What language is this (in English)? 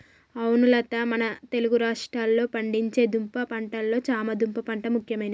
Telugu